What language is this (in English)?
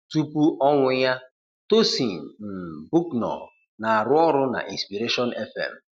Igbo